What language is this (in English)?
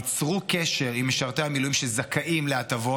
Hebrew